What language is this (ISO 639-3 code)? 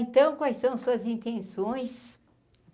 por